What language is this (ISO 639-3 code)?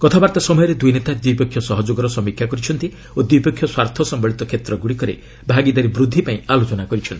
ori